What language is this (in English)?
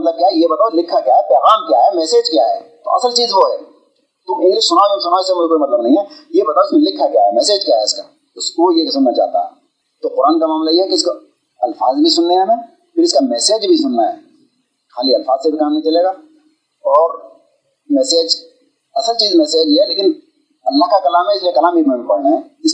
Urdu